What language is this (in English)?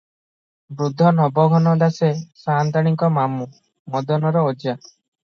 Odia